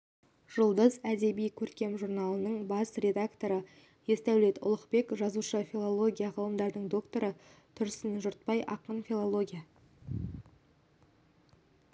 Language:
Kazakh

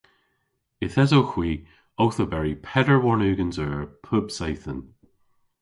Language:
Cornish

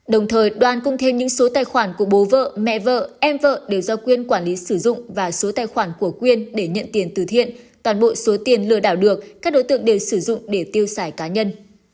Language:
Vietnamese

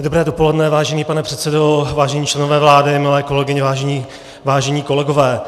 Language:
Czech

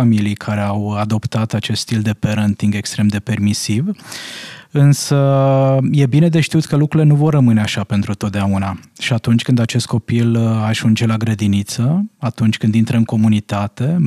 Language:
Romanian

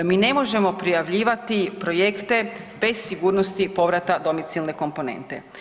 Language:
Croatian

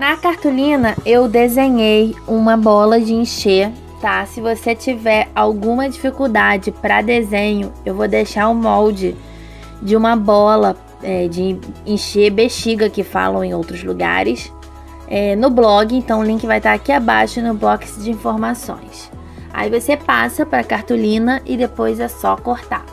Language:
Portuguese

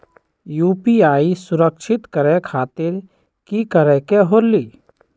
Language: Magahi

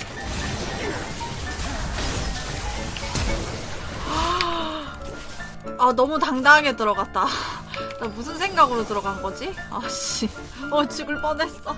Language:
Korean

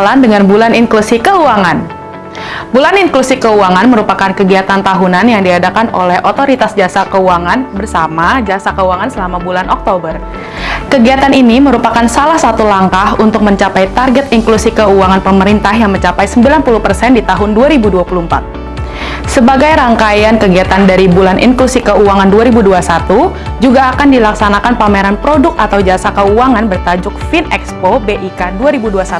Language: Indonesian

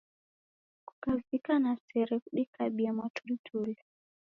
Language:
Taita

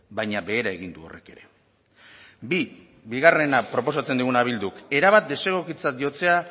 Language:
Basque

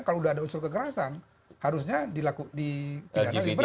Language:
Indonesian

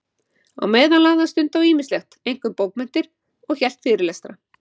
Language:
Icelandic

